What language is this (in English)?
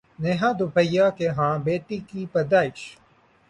Urdu